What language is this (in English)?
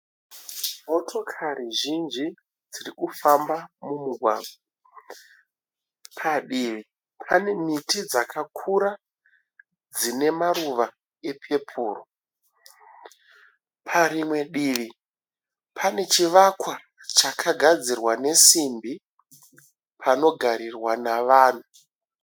Shona